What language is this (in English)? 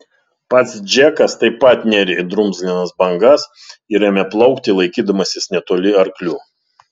Lithuanian